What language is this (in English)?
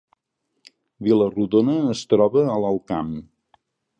Catalan